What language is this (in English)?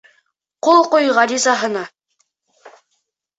Bashkir